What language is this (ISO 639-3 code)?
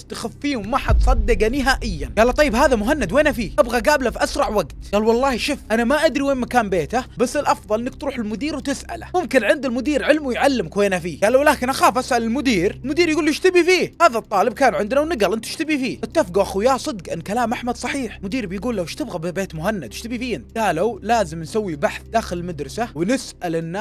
ara